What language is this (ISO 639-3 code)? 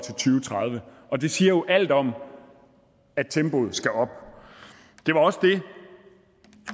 dan